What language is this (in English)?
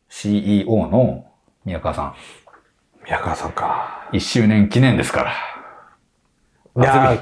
Japanese